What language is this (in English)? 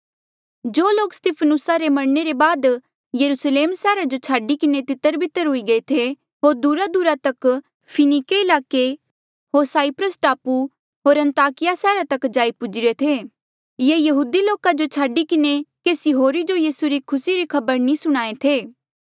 Mandeali